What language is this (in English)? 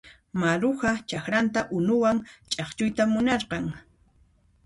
Puno Quechua